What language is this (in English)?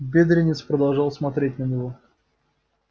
Russian